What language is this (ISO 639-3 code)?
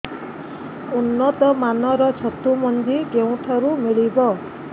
ori